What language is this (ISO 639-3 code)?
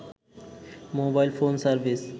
ben